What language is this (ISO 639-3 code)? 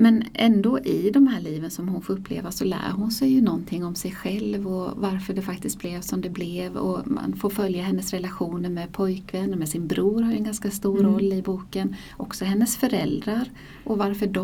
swe